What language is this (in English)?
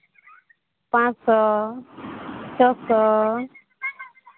Santali